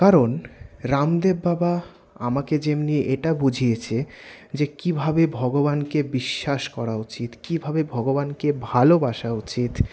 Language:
Bangla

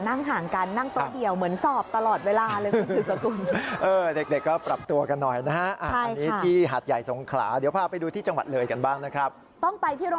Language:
Thai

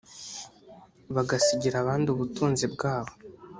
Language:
Kinyarwanda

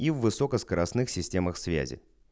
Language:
Russian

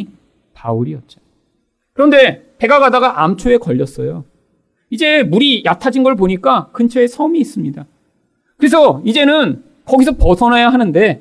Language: Korean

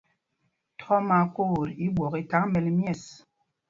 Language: Mpumpong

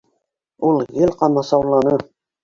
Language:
Bashkir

